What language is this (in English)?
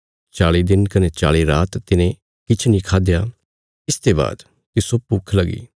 Bilaspuri